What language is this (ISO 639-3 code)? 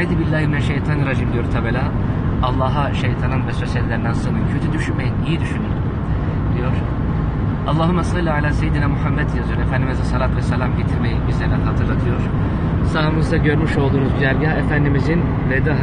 tur